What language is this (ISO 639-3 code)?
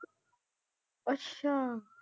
pan